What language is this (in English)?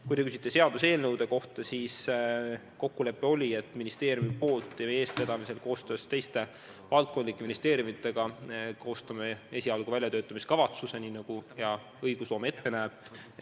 Estonian